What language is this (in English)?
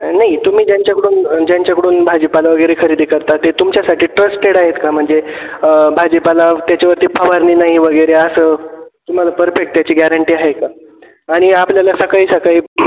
Marathi